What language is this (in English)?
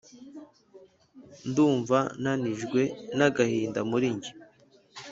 Kinyarwanda